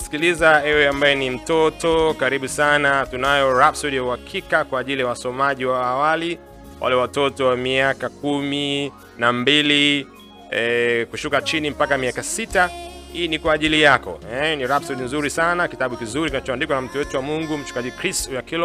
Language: Swahili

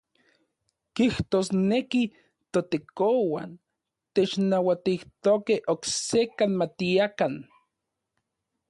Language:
Central Puebla Nahuatl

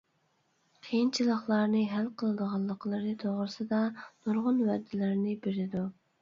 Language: Uyghur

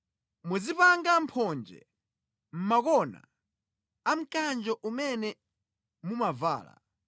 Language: Nyanja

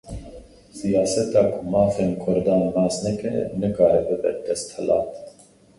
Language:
Kurdish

